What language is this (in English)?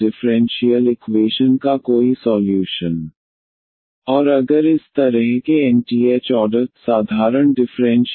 Hindi